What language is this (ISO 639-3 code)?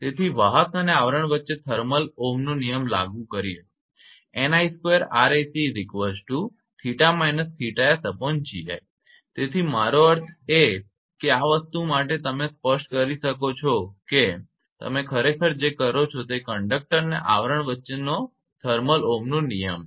guj